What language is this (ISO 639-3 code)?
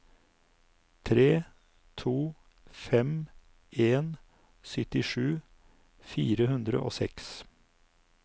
nor